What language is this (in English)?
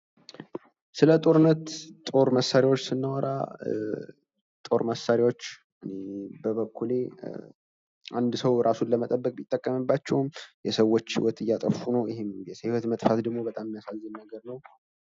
Amharic